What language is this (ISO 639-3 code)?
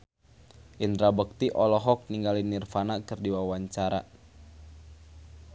sun